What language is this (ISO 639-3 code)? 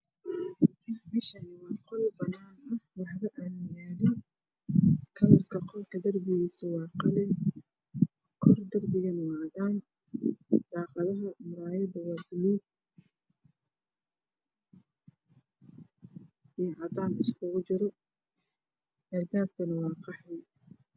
som